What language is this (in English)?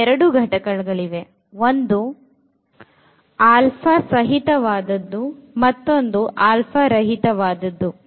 Kannada